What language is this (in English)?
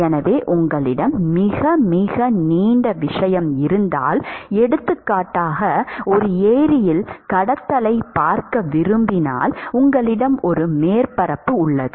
Tamil